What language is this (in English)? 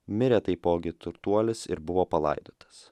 Lithuanian